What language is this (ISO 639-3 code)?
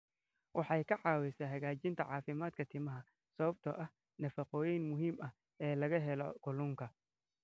som